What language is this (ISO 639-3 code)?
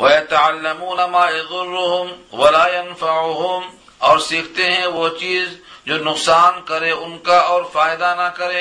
urd